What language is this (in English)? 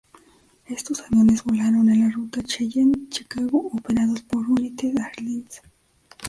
Spanish